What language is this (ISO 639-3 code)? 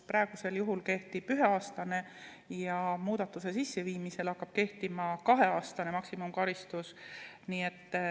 est